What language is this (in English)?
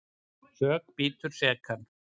Icelandic